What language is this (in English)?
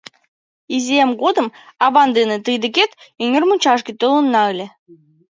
Mari